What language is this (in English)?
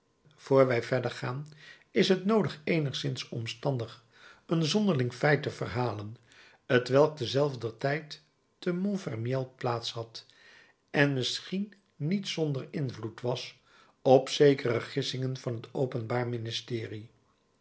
Dutch